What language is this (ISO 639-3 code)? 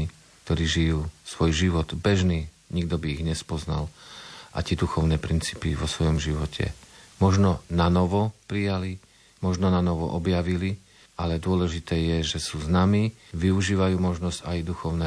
slk